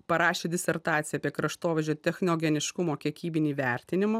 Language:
Lithuanian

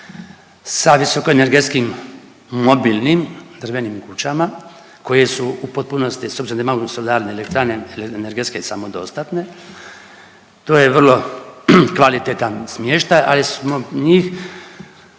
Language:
Croatian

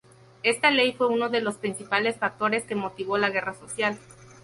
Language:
Spanish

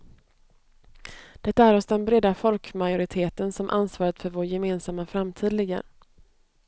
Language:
Swedish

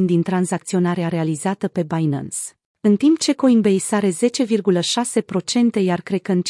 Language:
Romanian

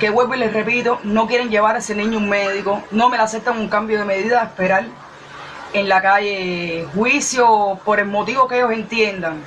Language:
Spanish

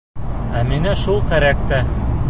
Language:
Bashkir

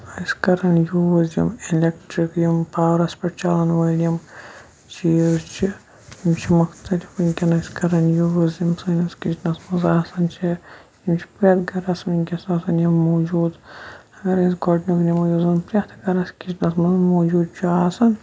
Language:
Kashmiri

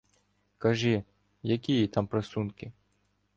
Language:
Ukrainian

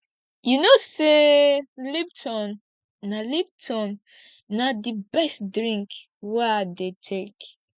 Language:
Nigerian Pidgin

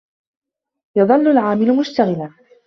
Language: Arabic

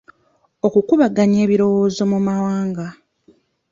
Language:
Ganda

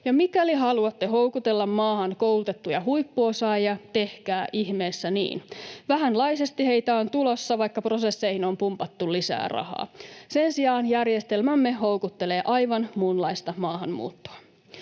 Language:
Finnish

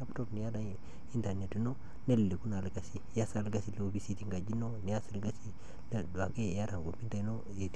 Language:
Masai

